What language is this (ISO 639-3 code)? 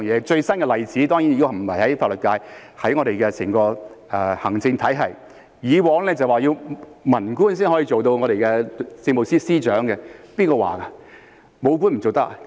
yue